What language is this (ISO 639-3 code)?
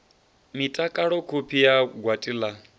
ven